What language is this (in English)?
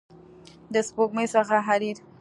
Pashto